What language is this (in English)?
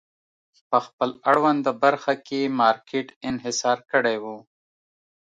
Pashto